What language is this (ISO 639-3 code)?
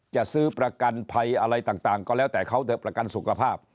tha